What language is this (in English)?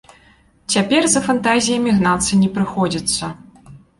Belarusian